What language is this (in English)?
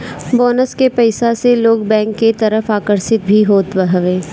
Bhojpuri